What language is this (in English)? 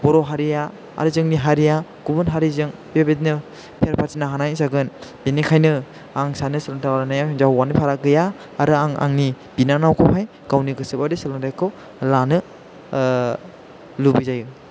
Bodo